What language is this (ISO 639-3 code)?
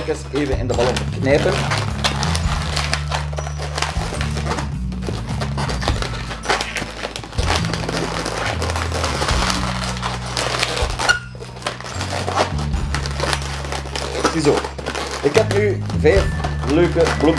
nld